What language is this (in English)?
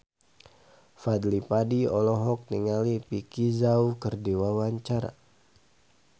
Sundanese